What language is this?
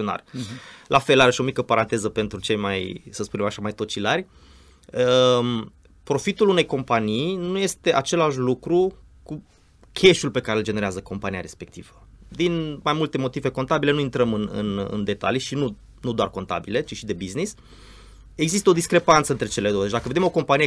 Romanian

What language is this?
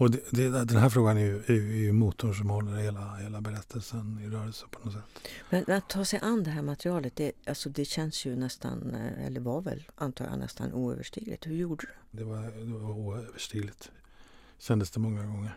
Swedish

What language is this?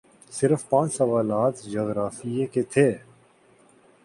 Urdu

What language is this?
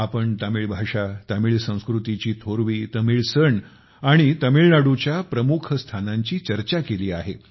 Marathi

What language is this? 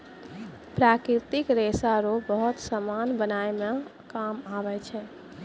Maithili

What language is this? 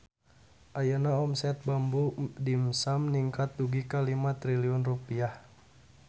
Sundanese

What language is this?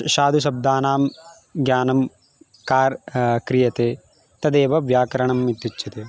Sanskrit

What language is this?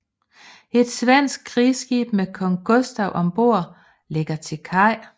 Danish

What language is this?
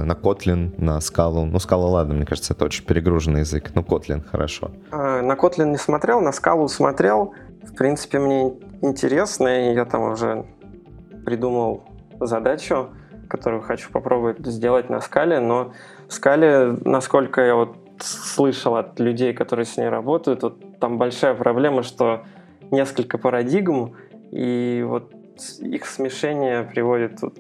Russian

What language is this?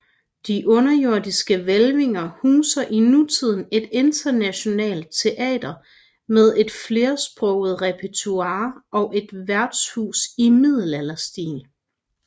Danish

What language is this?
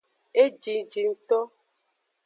Aja (Benin)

